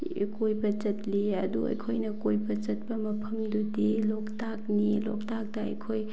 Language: Manipuri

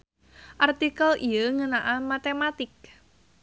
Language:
Sundanese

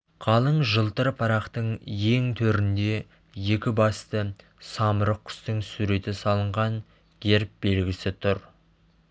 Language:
Kazakh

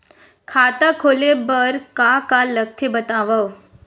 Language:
Chhattisgarhi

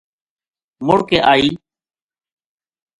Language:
Gujari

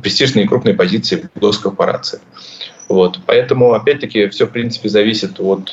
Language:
Russian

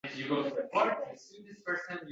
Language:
Uzbek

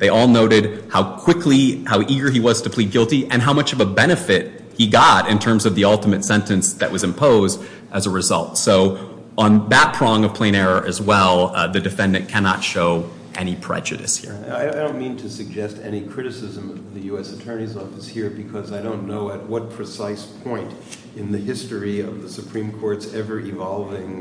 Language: English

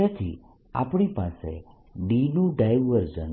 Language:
Gujarati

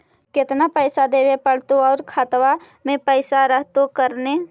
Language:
Magahi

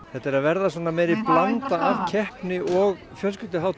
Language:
Icelandic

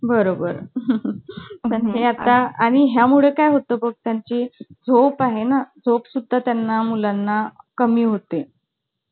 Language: Marathi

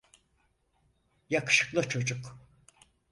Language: Turkish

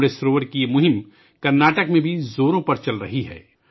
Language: Urdu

